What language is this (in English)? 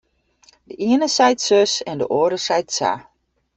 Western Frisian